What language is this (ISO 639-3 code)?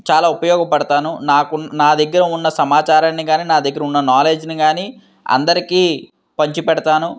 tel